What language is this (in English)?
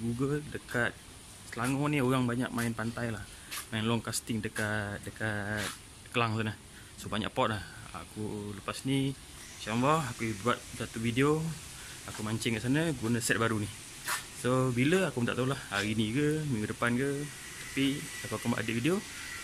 Malay